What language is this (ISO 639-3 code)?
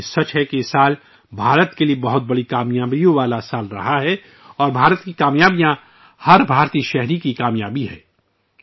urd